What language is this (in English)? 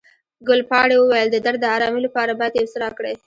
Pashto